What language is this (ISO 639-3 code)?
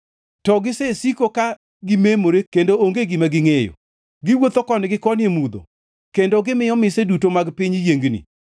luo